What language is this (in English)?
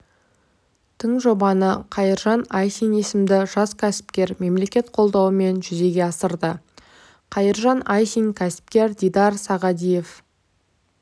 Kazakh